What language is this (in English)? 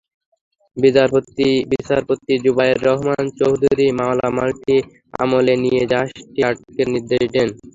Bangla